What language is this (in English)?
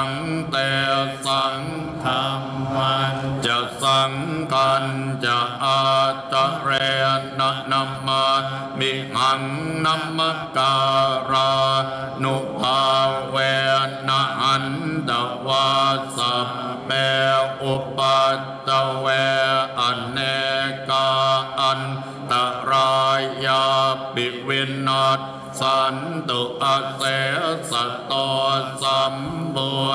Thai